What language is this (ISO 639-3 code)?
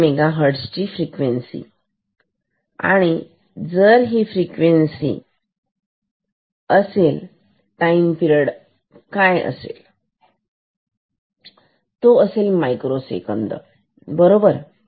mar